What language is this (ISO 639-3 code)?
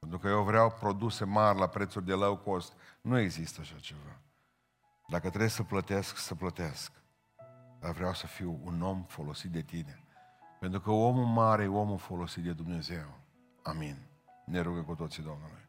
ron